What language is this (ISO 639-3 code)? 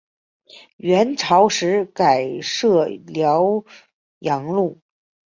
zho